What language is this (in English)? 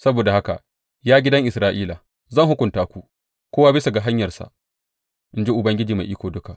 Hausa